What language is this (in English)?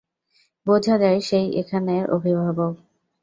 Bangla